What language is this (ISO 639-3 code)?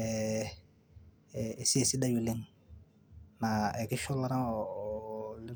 mas